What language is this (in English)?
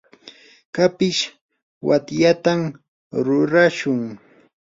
Yanahuanca Pasco Quechua